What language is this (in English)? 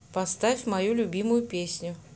Russian